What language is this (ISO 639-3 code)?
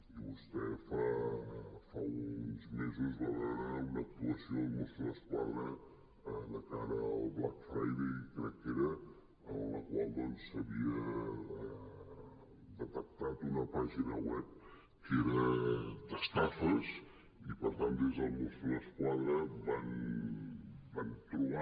cat